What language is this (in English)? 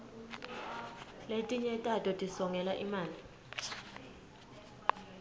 Swati